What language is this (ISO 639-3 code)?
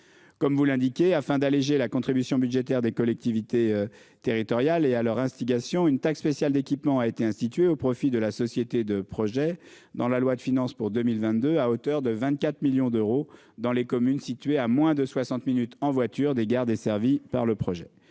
fra